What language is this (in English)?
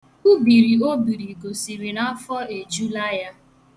Igbo